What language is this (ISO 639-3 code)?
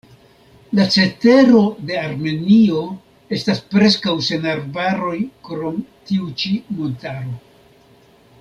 epo